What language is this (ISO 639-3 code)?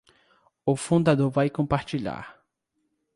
por